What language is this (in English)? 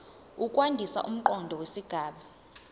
Zulu